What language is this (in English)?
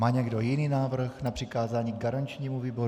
Czech